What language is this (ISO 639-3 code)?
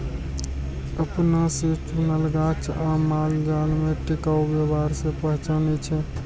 mai